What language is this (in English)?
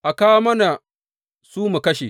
Hausa